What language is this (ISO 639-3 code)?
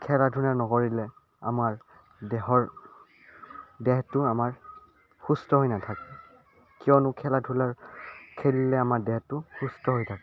asm